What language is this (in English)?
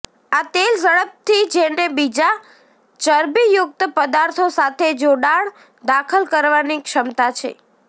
Gujarati